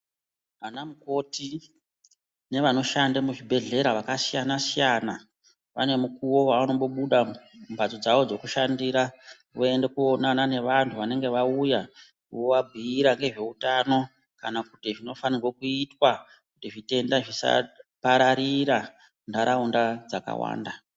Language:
Ndau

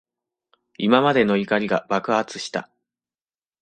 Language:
Japanese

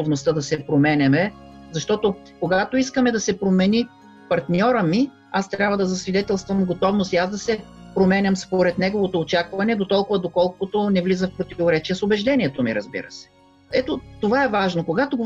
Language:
Bulgarian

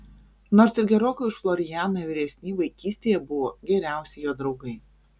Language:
Lithuanian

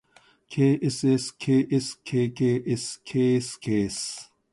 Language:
Japanese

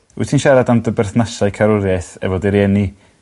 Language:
Welsh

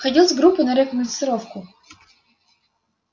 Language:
Russian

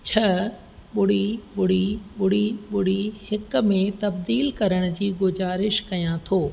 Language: Sindhi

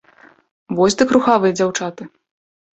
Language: Belarusian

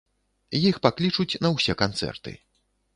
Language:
Belarusian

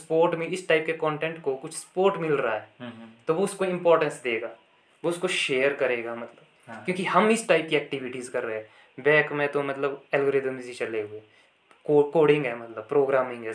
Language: Hindi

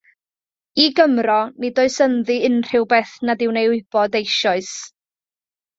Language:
Welsh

